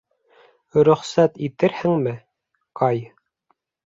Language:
Bashkir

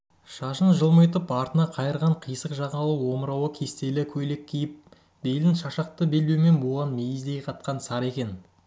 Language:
Kazakh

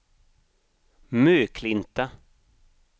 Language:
Swedish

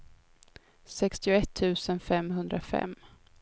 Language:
Swedish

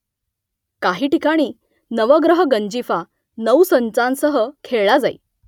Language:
Marathi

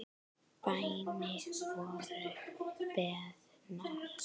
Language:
Icelandic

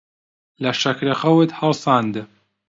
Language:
Central Kurdish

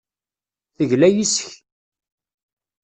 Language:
Kabyle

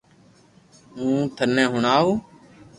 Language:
Loarki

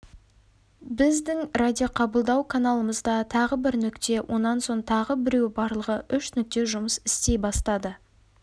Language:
Kazakh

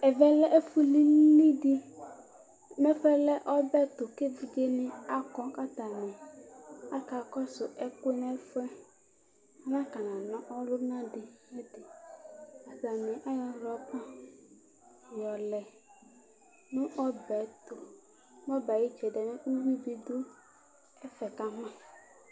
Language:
Ikposo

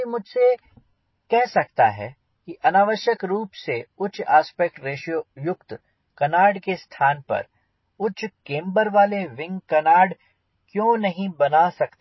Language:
Hindi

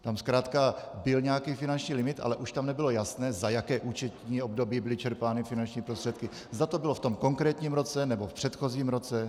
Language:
Czech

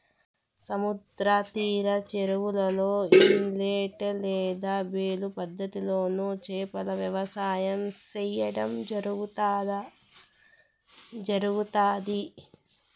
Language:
Telugu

